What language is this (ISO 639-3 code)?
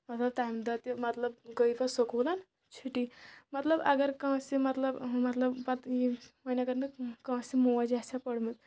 kas